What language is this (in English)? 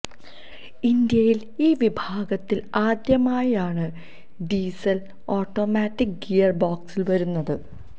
Malayalam